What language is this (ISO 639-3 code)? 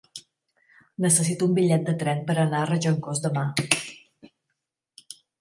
cat